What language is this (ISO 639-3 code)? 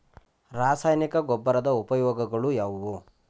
kan